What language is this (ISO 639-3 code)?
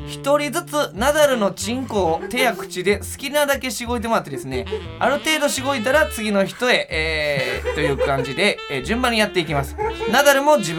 jpn